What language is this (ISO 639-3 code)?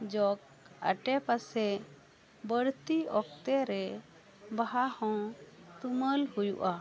sat